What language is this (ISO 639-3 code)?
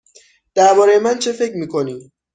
fas